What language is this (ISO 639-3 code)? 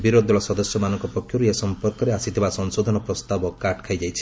ori